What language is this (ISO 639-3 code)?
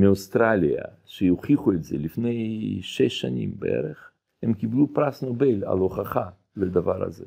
heb